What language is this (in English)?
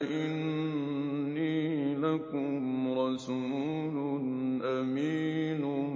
Arabic